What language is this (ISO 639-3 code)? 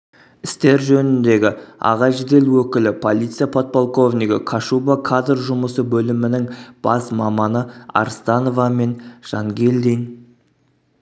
kaz